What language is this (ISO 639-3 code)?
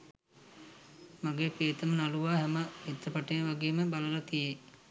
sin